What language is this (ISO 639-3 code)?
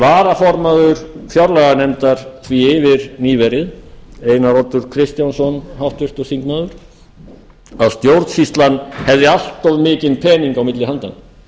isl